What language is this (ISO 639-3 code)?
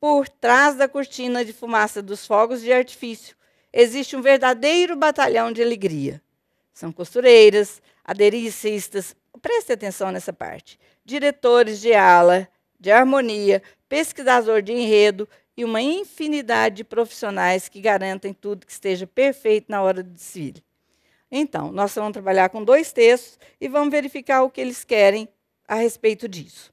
por